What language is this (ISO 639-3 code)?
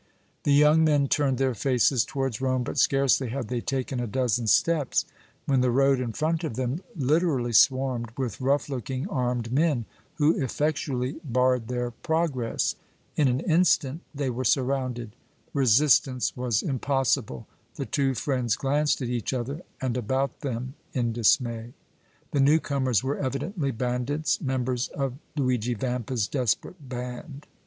eng